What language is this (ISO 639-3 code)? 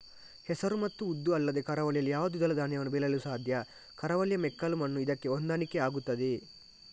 kan